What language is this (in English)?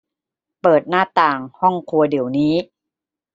Thai